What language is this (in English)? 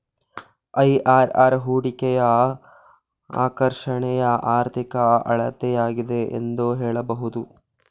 Kannada